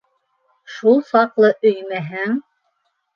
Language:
Bashkir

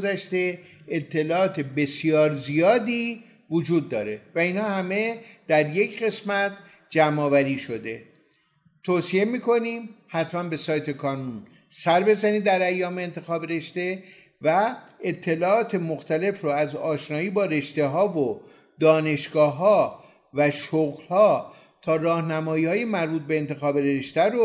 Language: Persian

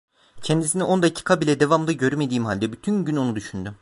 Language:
Turkish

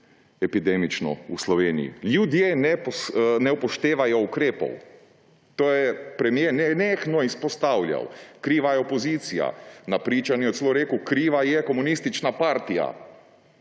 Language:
Slovenian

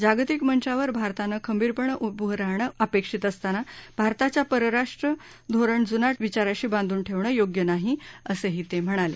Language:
Marathi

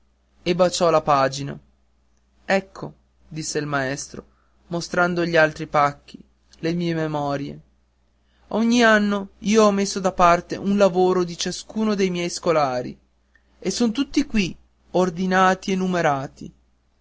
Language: Italian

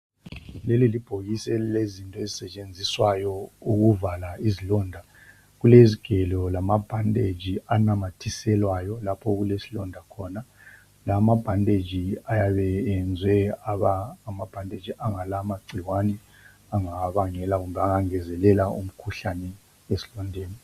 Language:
North Ndebele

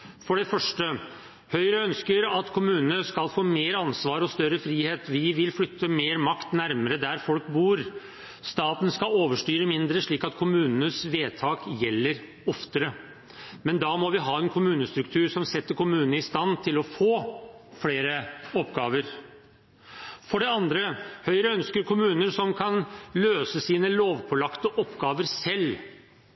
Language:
Norwegian Bokmål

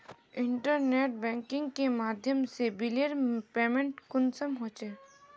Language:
Magahi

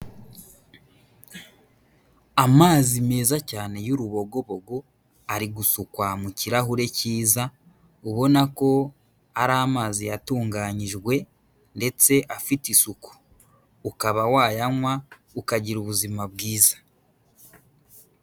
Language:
Kinyarwanda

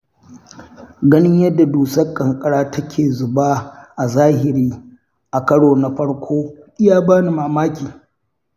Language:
Hausa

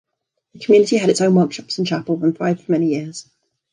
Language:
English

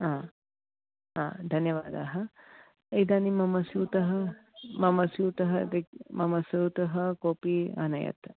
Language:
Sanskrit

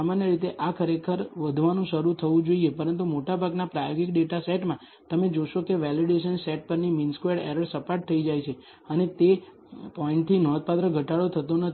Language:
Gujarati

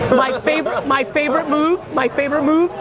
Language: English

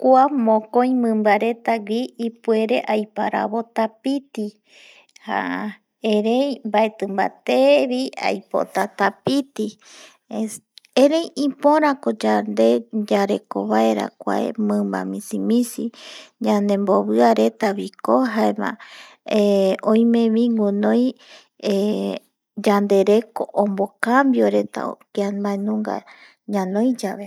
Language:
Eastern Bolivian Guaraní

